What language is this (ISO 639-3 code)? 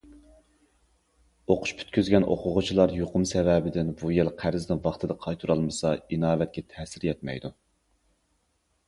uig